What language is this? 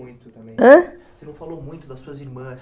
Portuguese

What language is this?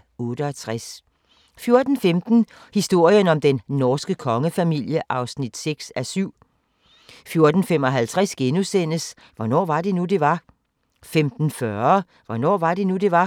Danish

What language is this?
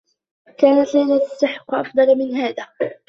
Arabic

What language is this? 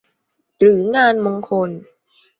Thai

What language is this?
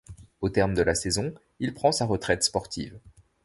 French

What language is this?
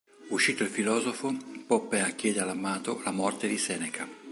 Italian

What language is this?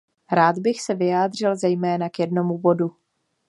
Czech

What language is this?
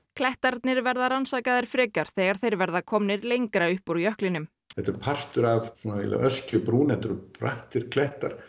Icelandic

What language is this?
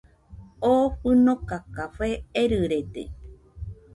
Nüpode Huitoto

